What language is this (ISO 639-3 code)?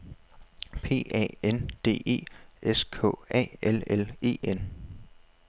dan